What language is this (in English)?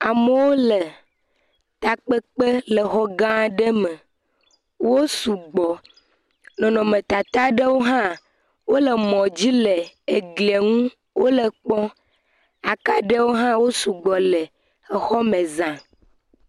Ewe